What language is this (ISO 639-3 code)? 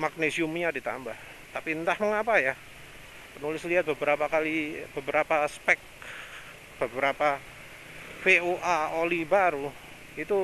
ind